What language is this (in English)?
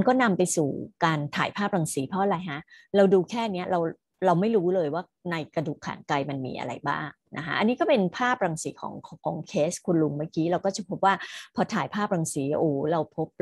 Thai